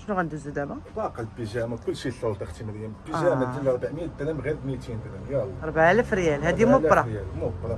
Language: Arabic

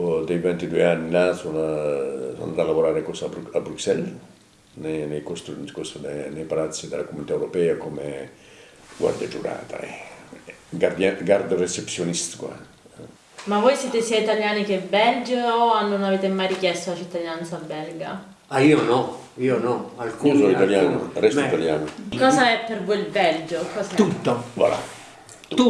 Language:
Italian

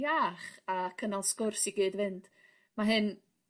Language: Welsh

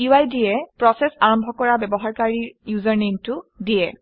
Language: Assamese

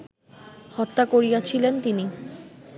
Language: Bangla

